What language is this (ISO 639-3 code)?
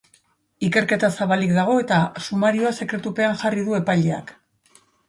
eus